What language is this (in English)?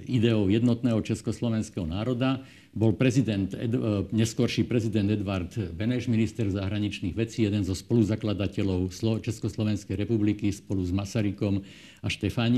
Slovak